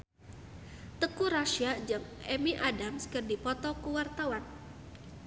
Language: Sundanese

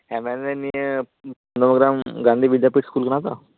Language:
Santali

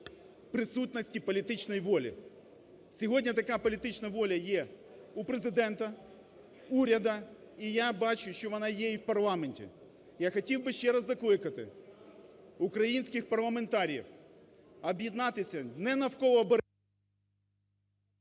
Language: Ukrainian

